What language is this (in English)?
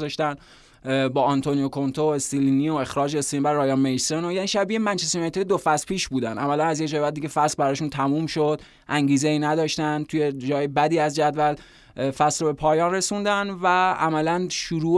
Persian